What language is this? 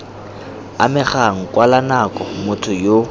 Tswana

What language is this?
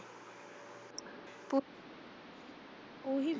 Punjabi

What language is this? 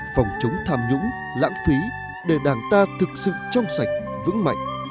Vietnamese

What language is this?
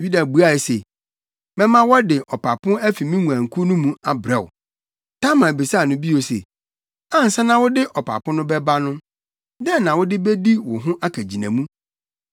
Akan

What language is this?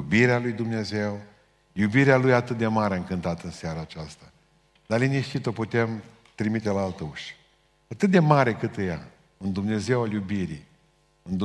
Romanian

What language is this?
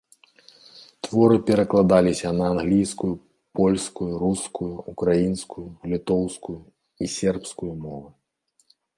Belarusian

